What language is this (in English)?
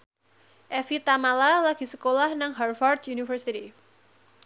Javanese